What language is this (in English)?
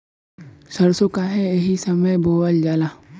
Bhojpuri